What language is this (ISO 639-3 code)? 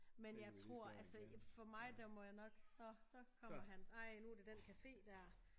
dan